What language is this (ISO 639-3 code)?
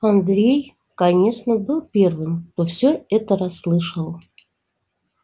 rus